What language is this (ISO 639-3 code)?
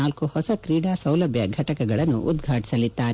kan